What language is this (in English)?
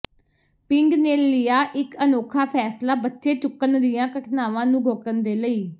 Punjabi